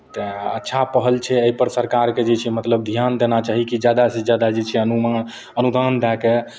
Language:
Maithili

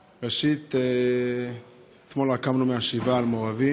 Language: Hebrew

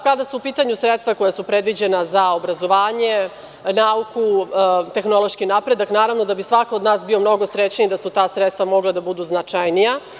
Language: Serbian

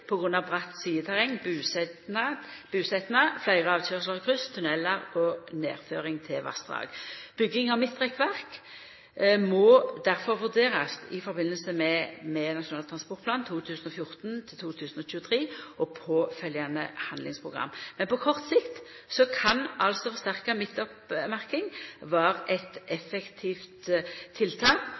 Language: Norwegian Nynorsk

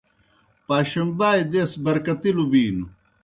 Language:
Kohistani Shina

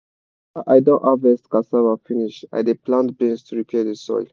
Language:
Nigerian Pidgin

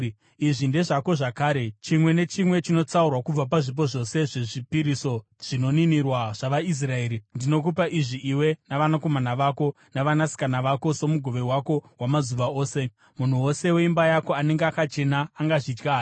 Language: Shona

